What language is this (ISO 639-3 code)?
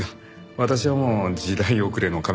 jpn